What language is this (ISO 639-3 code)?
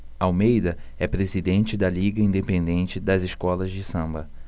por